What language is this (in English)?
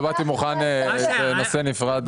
Hebrew